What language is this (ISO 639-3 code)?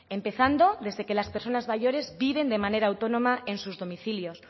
spa